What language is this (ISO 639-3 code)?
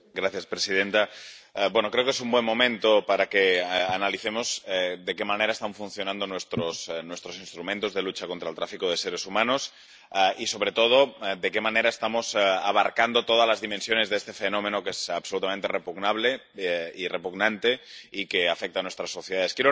spa